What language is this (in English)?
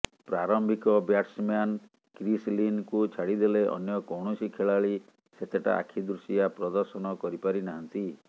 Odia